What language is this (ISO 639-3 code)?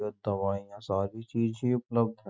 hin